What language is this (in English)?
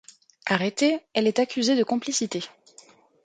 French